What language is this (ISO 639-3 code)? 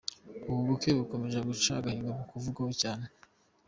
kin